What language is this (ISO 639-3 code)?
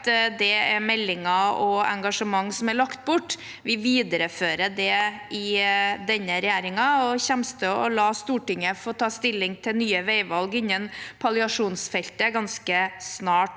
nor